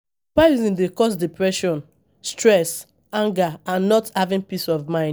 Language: Nigerian Pidgin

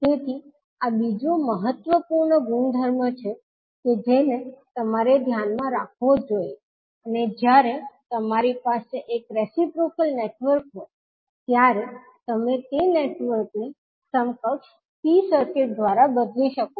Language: Gujarati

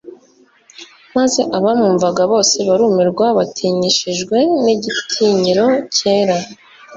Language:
Kinyarwanda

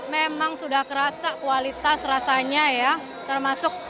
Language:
Indonesian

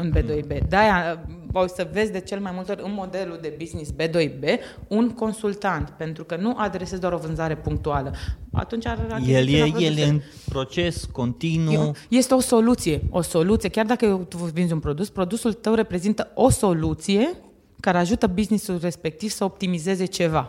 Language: Romanian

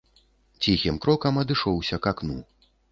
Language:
Belarusian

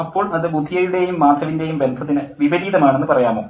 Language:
Malayalam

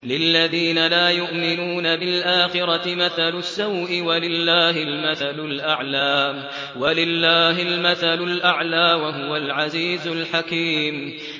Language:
Arabic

